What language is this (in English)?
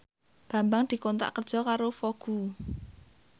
Javanese